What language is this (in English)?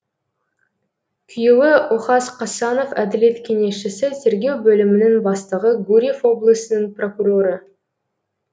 Kazakh